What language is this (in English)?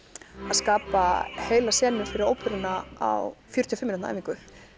Icelandic